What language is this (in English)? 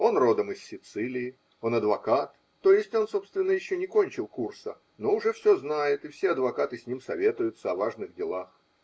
Russian